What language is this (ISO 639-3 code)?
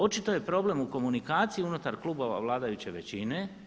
hrv